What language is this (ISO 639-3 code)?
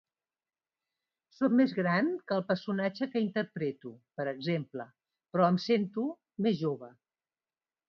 cat